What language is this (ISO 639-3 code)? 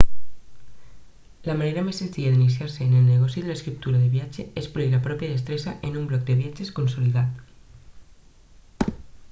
cat